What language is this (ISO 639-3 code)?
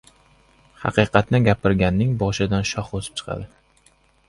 uzb